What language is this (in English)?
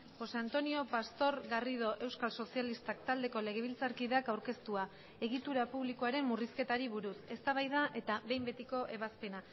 Basque